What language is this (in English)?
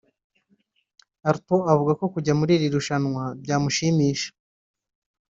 Kinyarwanda